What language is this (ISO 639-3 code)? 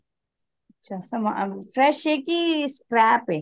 pan